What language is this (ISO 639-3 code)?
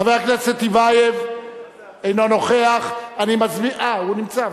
heb